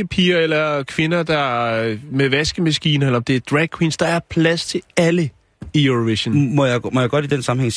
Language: Danish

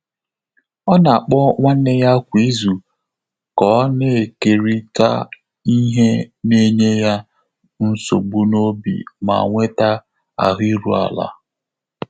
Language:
Igbo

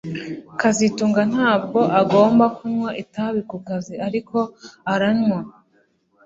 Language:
Kinyarwanda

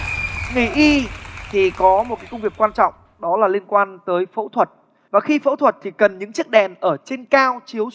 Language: Vietnamese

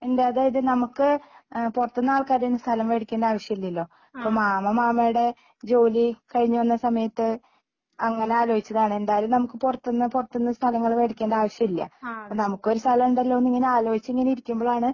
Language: Malayalam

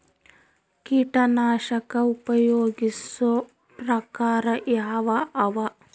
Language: Kannada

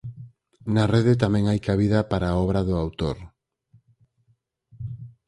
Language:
Galician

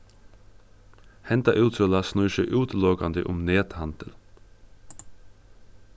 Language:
Faroese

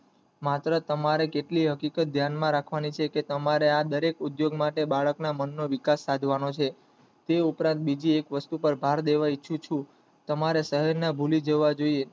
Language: Gujarati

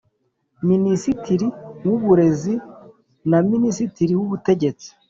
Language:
Kinyarwanda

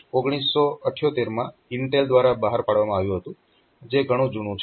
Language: Gujarati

